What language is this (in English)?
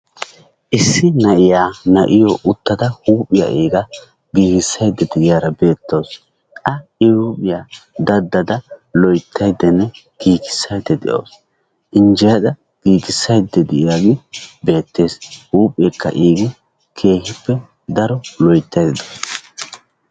Wolaytta